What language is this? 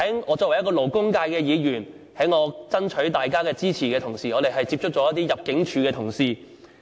Cantonese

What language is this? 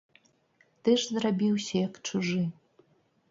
Belarusian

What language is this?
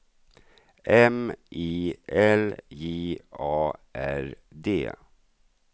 Swedish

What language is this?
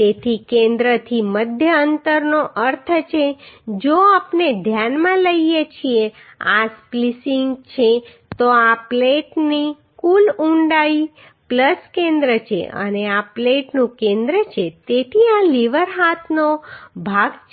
Gujarati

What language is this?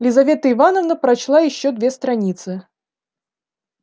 Russian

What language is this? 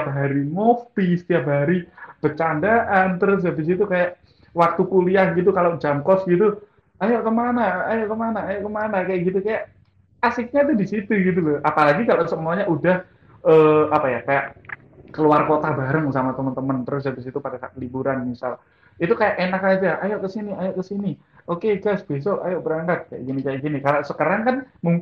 Indonesian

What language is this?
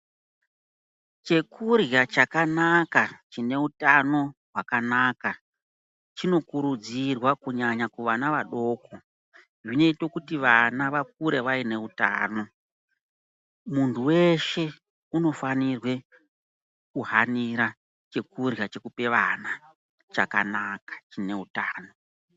Ndau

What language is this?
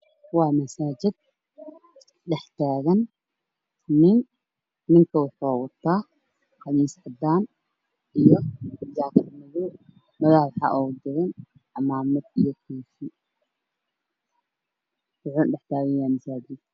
Somali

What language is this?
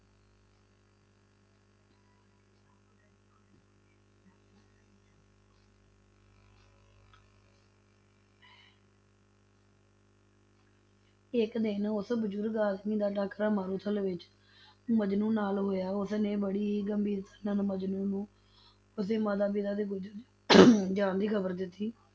Punjabi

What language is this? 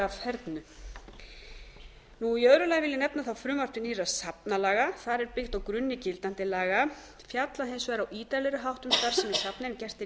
Icelandic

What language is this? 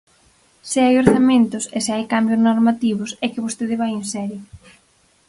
Galician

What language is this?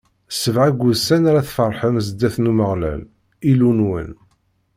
Kabyle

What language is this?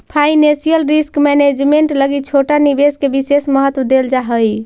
Magahi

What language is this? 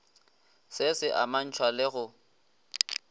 Northern Sotho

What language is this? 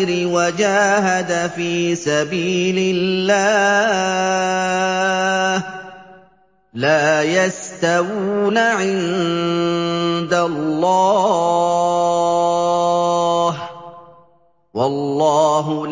Arabic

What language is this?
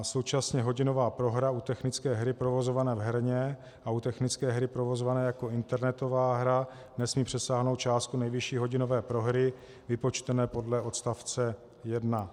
Czech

